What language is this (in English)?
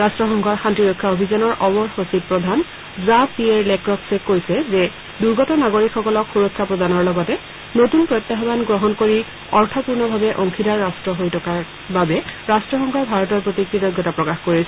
Assamese